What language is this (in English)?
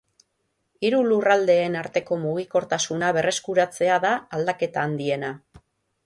Basque